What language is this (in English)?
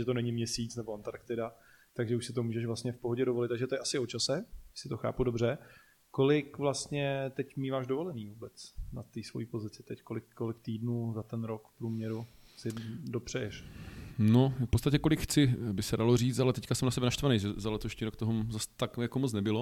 Czech